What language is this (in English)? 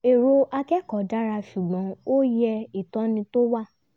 Yoruba